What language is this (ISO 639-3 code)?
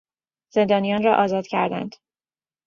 fas